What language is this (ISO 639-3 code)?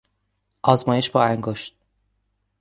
fas